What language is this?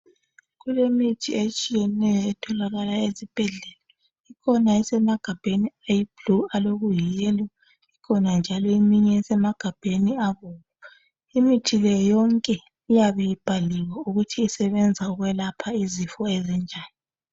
North Ndebele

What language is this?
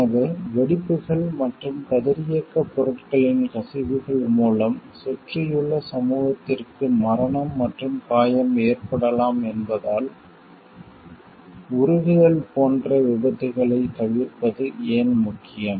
Tamil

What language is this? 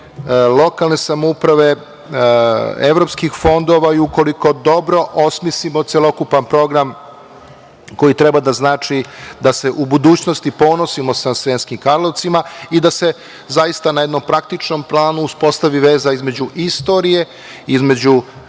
Serbian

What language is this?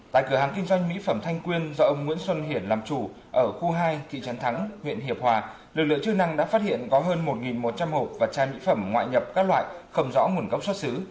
Vietnamese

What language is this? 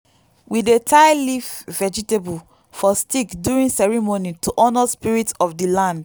Nigerian Pidgin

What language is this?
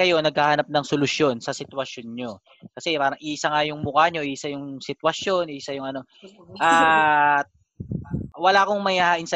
Filipino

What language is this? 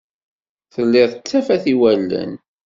Kabyle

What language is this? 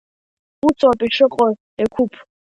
Abkhazian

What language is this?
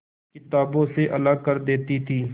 Hindi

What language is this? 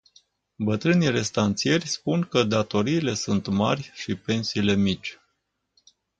Romanian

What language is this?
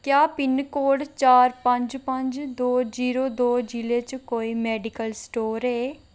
Dogri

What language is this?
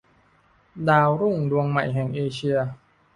Thai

